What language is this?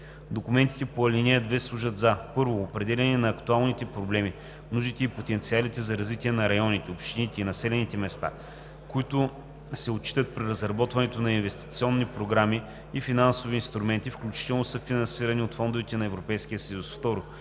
Bulgarian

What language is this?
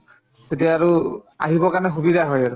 Assamese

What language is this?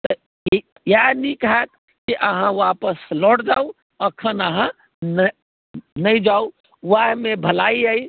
Maithili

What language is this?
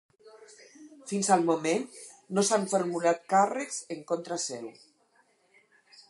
Catalan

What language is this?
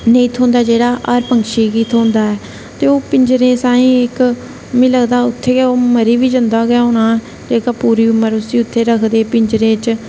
Dogri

